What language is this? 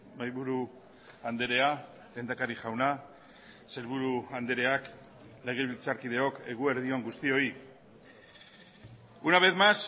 Basque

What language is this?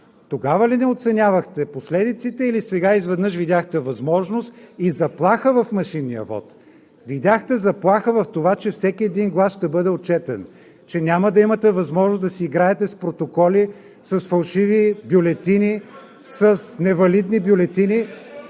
Bulgarian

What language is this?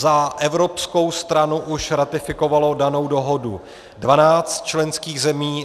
Czech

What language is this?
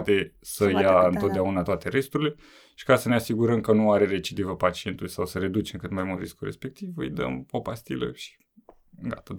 Romanian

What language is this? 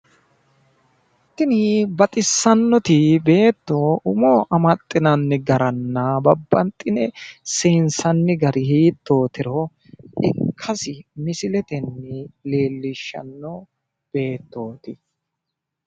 Sidamo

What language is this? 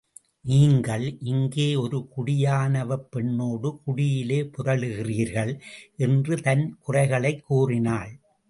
Tamil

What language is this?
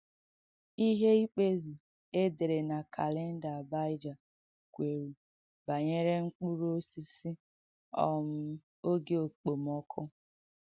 Igbo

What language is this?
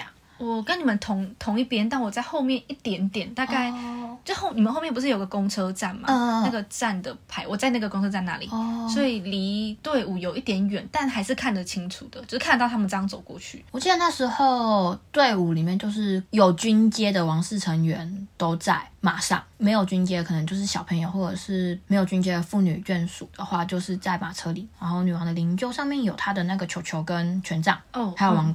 Chinese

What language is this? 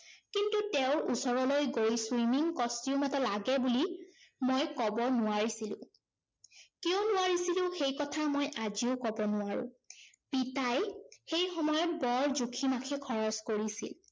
Assamese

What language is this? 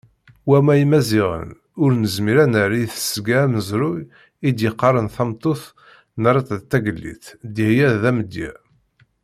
Kabyle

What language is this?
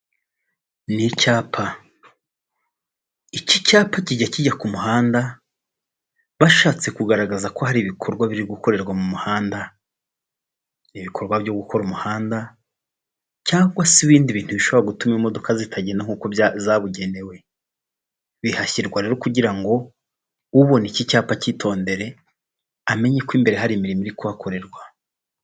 Kinyarwanda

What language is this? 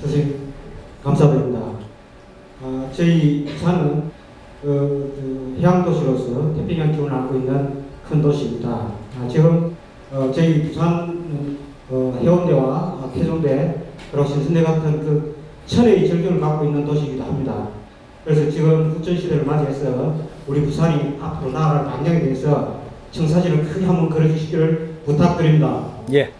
Korean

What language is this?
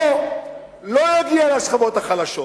Hebrew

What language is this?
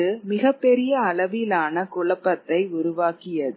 Tamil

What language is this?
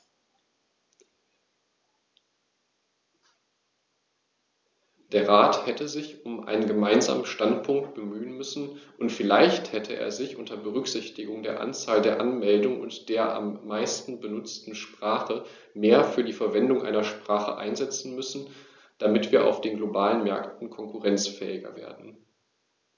German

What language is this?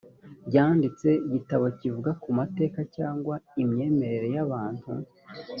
Kinyarwanda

